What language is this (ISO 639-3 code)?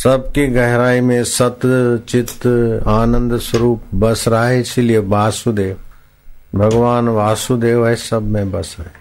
hin